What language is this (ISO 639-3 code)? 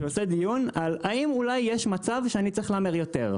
heb